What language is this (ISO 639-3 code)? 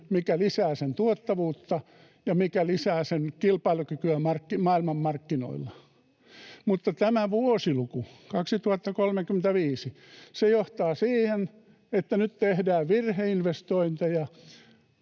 fin